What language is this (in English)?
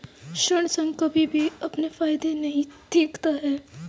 Hindi